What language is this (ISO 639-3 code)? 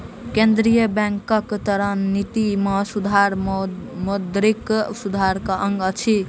mai